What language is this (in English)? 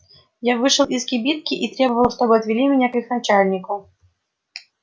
Russian